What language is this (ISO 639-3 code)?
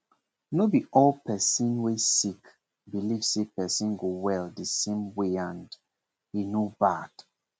pcm